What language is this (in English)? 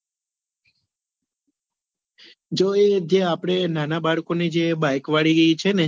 Gujarati